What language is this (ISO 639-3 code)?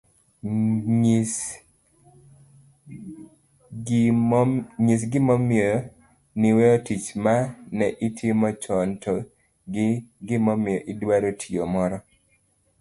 luo